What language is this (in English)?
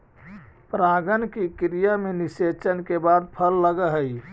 Magahi